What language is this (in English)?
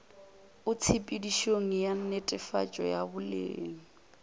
Northern Sotho